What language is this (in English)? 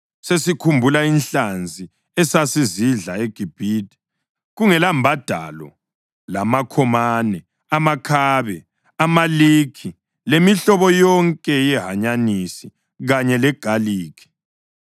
North Ndebele